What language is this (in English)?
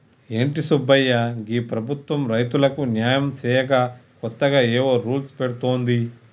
Telugu